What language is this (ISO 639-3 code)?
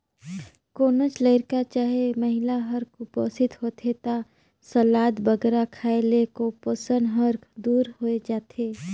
hne